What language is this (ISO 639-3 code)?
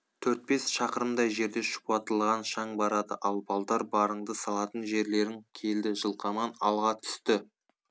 kaz